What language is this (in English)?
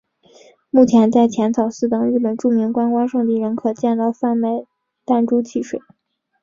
Chinese